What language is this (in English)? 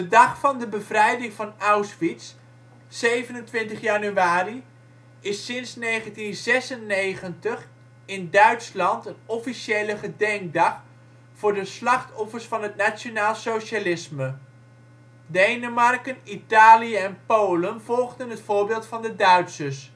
Dutch